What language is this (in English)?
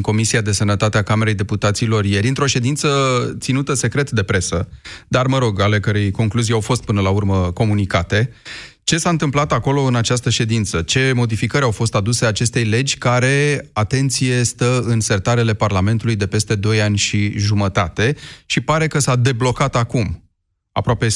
Romanian